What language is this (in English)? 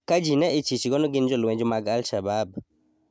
Luo (Kenya and Tanzania)